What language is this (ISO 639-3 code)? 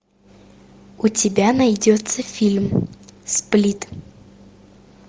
rus